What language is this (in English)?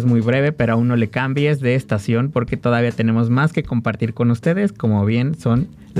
Spanish